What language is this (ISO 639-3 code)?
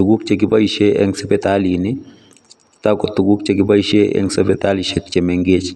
kln